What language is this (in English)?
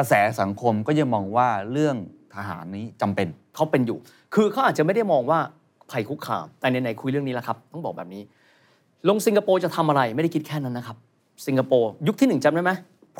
Thai